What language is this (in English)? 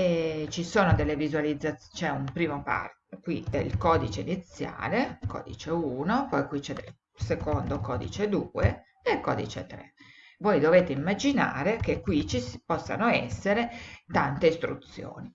Italian